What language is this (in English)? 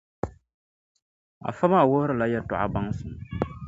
Dagbani